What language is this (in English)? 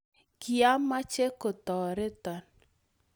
Kalenjin